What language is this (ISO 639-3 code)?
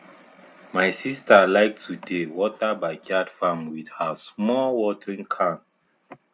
pcm